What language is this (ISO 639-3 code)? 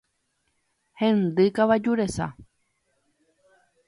grn